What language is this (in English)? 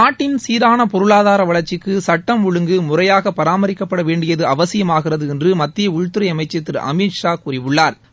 Tamil